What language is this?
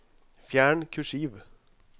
Norwegian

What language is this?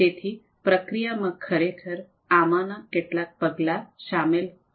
Gujarati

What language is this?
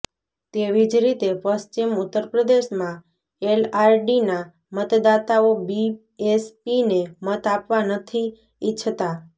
Gujarati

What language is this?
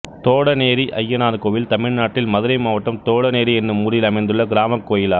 Tamil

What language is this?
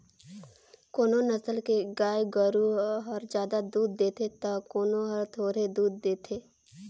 Chhattisgarhi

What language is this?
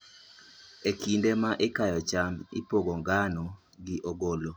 Luo (Kenya and Tanzania)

